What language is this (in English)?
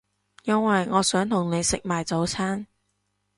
Cantonese